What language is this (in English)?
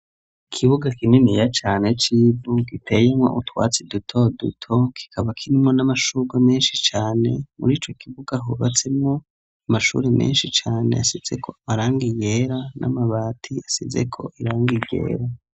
Rundi